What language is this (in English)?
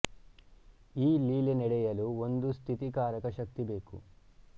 Kannada